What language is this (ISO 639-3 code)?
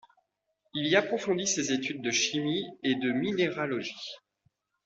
fra